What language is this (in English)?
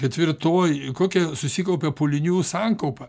Lithuanian